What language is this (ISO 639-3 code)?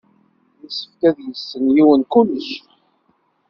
kab